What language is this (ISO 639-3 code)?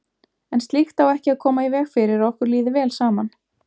isl